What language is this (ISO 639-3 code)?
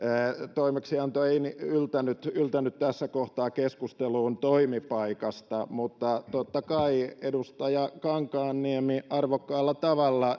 fin